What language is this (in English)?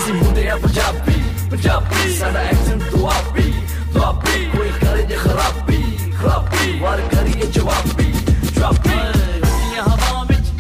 Romanian